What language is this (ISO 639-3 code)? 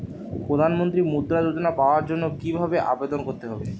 ben